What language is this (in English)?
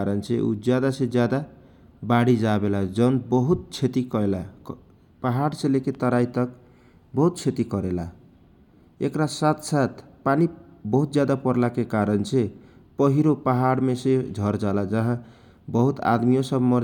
Kochila Tharu